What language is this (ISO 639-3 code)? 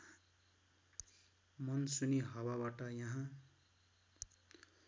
nep